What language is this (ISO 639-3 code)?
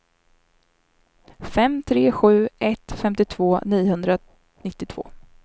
swe